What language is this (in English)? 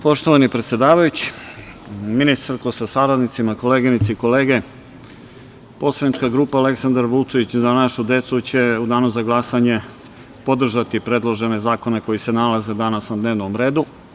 Serbian